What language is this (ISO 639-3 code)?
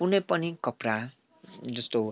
nep